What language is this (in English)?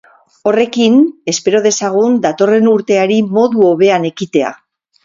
Basque